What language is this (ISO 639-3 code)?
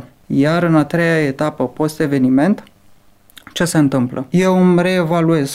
ron